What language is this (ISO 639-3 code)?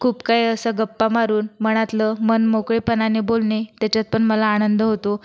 mar